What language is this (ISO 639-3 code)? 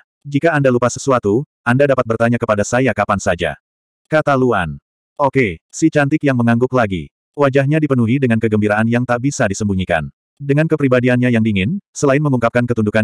ind